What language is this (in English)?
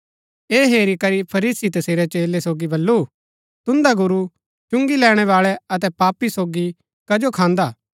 Gaddi